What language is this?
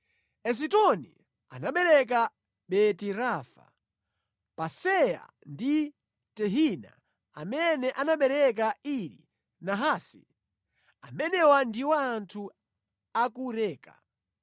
Nyanja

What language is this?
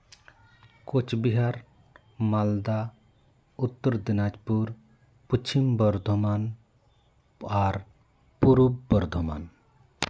Santali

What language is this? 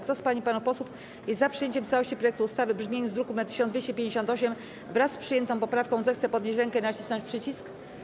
Polish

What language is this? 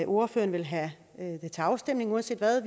Danish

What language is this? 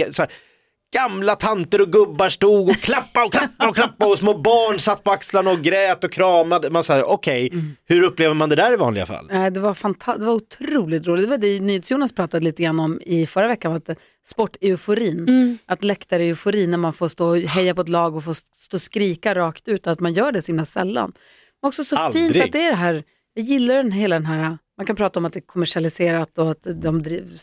Swedish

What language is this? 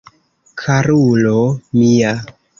Esperanto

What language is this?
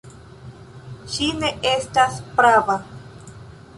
Esperanto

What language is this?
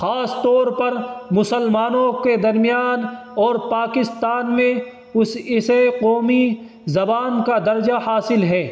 Urdu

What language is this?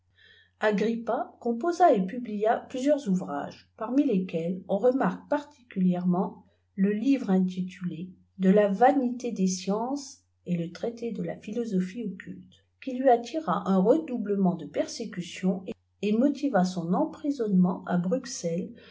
French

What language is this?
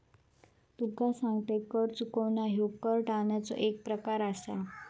Marathi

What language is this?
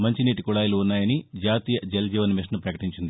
Telugu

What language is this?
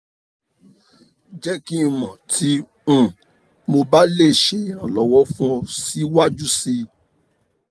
Yoruba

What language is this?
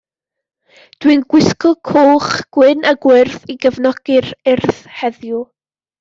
Welsh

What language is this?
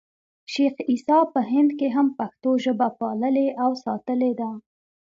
Pashto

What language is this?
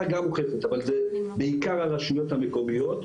Hebrew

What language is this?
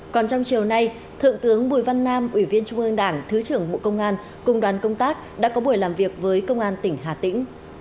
Vietnamese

